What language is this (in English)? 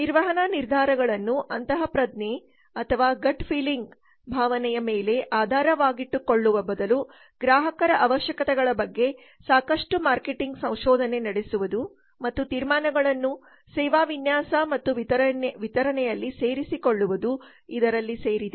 Kannada